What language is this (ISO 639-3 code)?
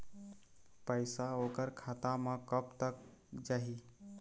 hne